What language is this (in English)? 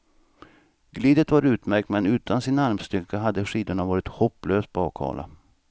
Swedish